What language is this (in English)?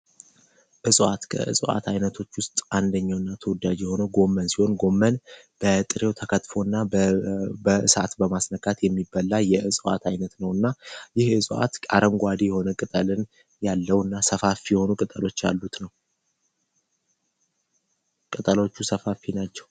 Amharic